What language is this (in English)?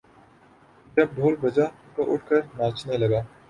Urdu